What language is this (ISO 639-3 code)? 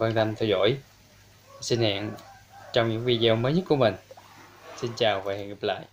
vie